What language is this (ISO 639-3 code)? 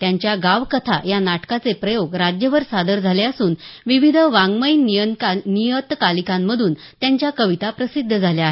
mar